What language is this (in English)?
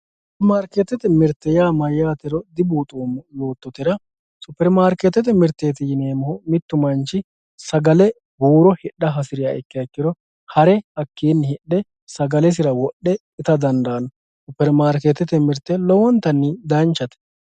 Sidamo